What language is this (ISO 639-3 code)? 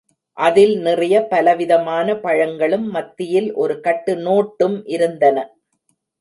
tam